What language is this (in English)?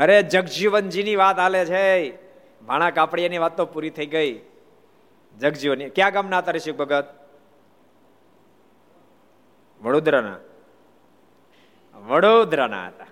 Gujarati